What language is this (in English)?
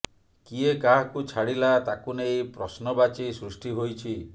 Odia